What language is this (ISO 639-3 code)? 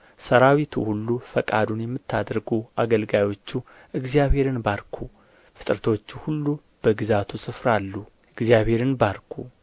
amh